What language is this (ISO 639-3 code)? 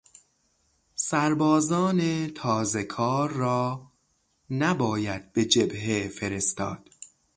fas